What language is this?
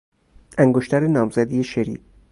Persian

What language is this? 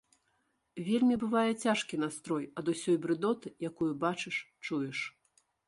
Belarusian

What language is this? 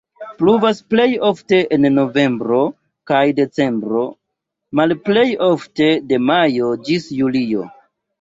Esperanto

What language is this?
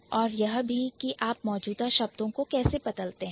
Hindi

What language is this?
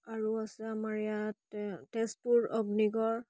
Assamese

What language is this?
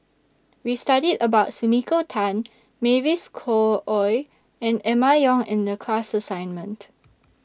English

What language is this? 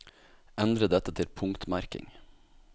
Norwegian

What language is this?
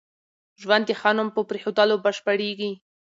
Pashto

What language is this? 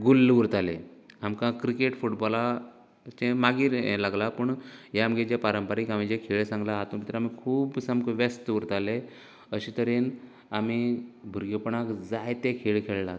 Konkani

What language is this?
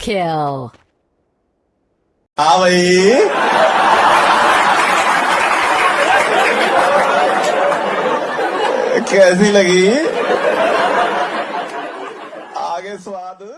English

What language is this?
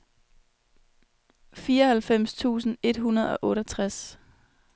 Danish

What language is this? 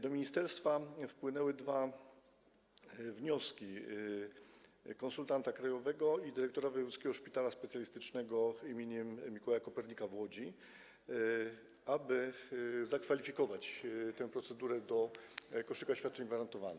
Polish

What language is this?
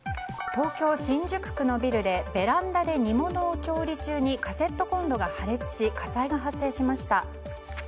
Japanese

